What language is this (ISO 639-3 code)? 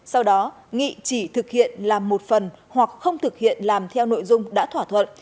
vie